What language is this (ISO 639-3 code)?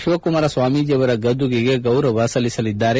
kan